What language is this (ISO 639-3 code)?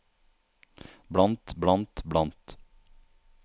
nor